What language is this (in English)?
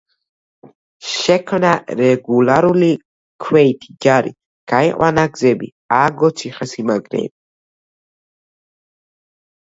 Georgian